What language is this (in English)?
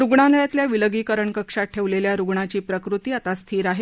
Marathi